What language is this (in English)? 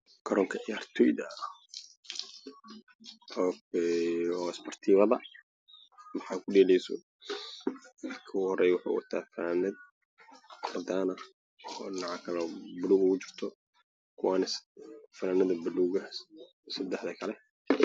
Somali